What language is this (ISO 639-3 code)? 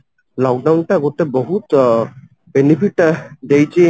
ori